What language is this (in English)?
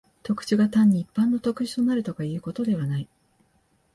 Japanese